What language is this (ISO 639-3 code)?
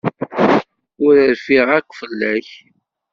kab